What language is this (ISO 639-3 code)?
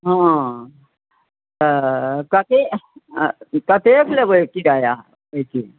mai